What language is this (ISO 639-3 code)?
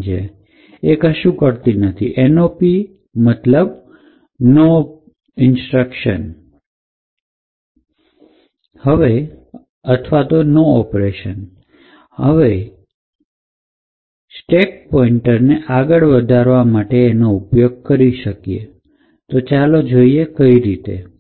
guj